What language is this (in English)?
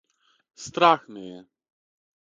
Serbian